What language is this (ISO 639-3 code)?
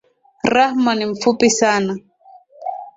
swa